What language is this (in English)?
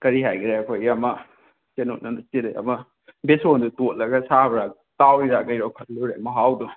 Manipuri